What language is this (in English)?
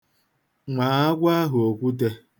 Igbo